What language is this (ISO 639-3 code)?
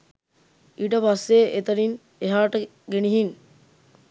sin